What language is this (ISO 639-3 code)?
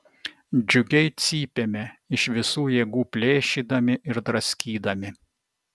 lit